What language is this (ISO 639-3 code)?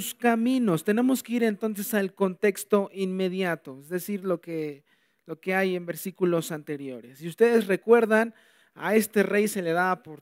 spa